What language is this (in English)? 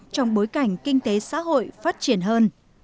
Vietnamese